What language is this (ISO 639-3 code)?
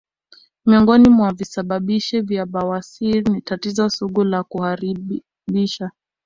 swa